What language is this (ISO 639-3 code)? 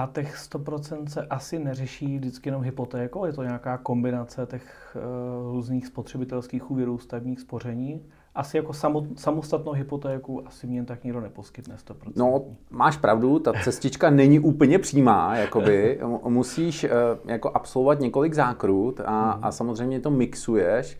ces